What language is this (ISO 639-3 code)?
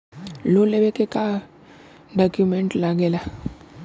bho